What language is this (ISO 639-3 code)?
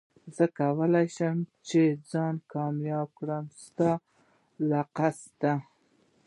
pus